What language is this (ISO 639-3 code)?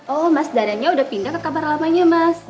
ind